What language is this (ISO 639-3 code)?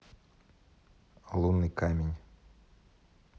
rus